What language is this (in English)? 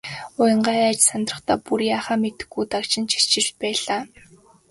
Mongolian